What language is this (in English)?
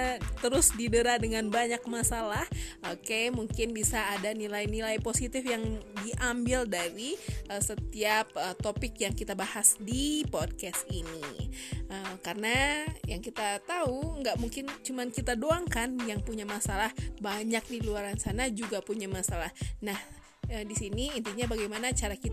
Indonesian